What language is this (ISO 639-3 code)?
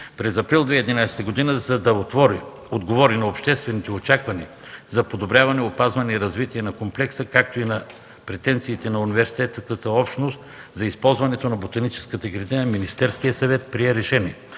bul